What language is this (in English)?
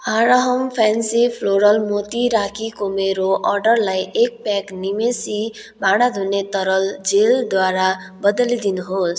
Nepali